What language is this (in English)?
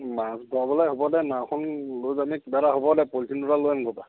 Assamese